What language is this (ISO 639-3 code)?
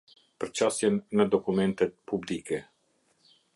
sqi